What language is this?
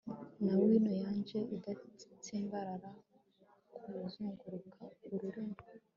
Kinyarwanda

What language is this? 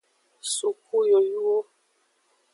Aja (Benin)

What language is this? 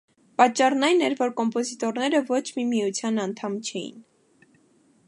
Armenian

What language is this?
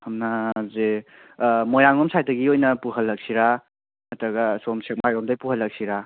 Manipuri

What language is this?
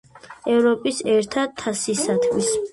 Georgian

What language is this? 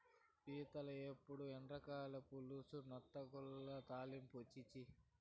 Telugu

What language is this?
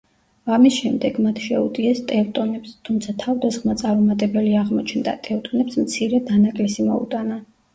Georgian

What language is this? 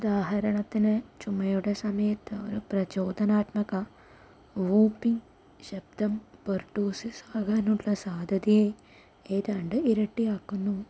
Malayalam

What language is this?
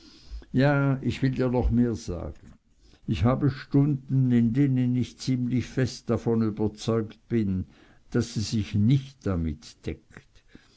German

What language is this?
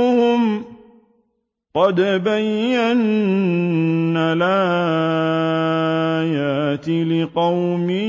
Arabic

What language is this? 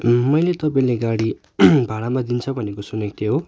Nepali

